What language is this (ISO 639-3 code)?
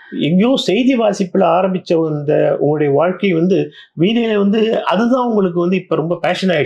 tam